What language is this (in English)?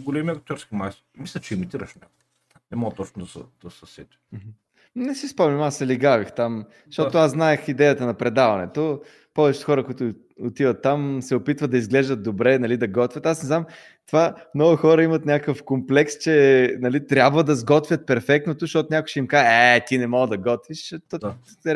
Bulgarian